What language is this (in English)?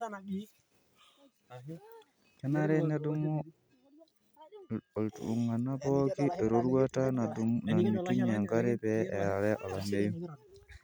Masai